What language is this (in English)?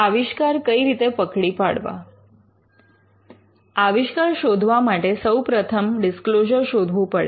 Gujarati